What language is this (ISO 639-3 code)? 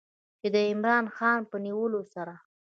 pus